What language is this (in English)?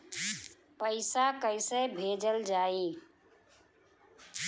Bhojpuri